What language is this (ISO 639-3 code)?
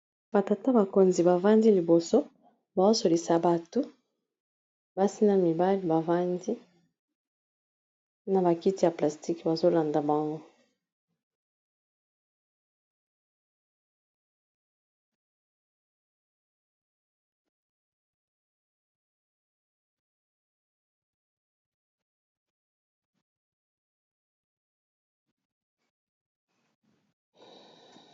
lin